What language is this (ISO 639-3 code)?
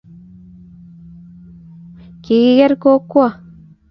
kln